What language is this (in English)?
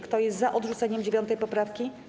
Polish